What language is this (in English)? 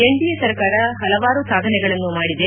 Kannada